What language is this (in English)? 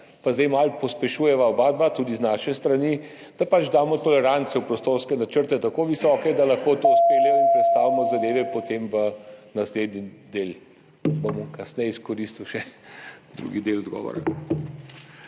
Slovenian